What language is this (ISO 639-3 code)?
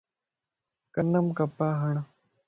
lss